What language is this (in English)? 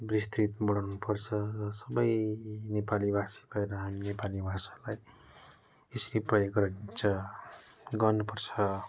Nepali